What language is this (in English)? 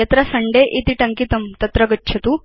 Sanskrit